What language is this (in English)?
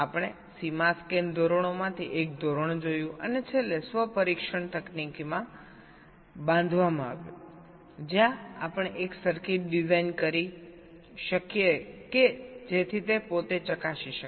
Gujarati